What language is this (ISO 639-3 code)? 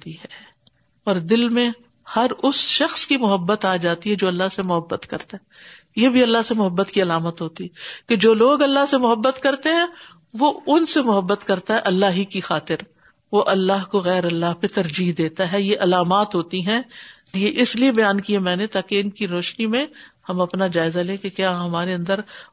urd